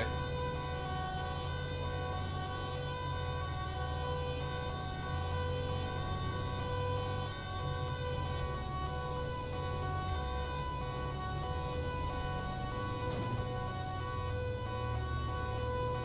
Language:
Dutch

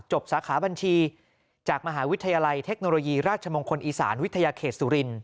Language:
Thai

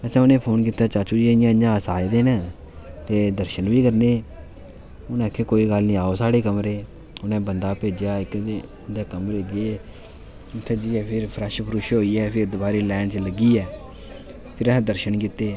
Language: Dogri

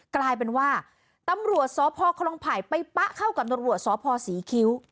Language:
Thai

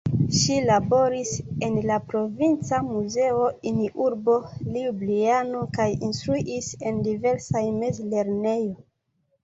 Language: Esperanto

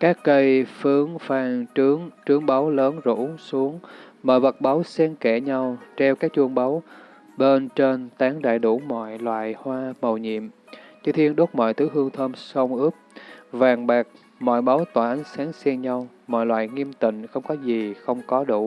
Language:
Vietnamese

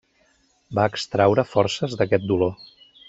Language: Catalan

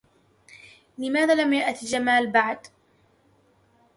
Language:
Arabic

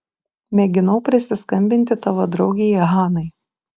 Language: Lithuanian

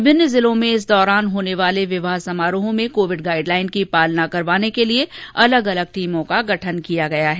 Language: Hindi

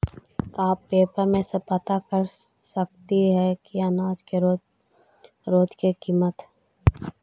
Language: Magahi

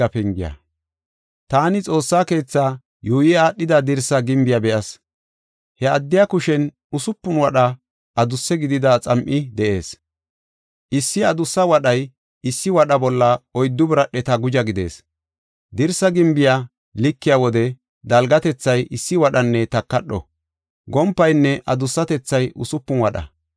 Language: Gofa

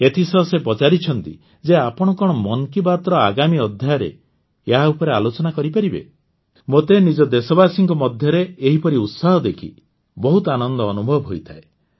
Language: Odia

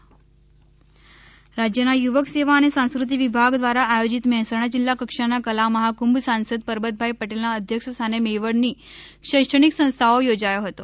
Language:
Gujarati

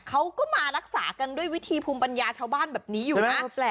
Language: Thai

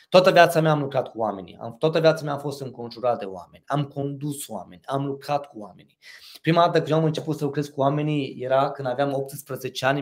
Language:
Romanian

